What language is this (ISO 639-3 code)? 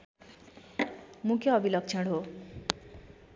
nep